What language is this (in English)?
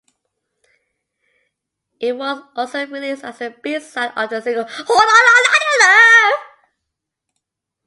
English